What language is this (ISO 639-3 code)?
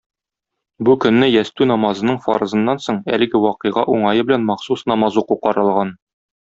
tat